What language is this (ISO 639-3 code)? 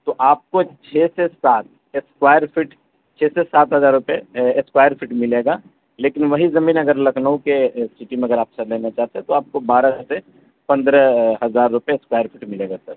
urd